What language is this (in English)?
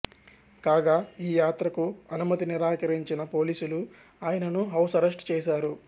Telugu